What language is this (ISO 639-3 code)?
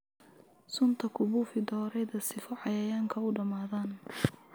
som